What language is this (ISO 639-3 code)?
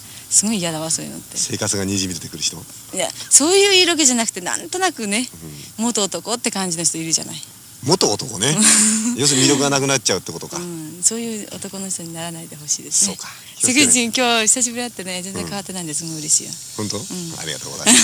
jpn